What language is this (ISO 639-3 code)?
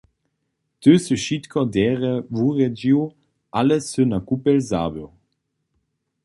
hsb